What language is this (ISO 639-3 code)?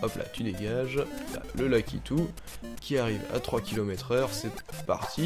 fra